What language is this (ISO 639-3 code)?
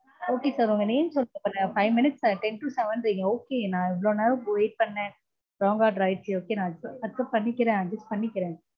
tam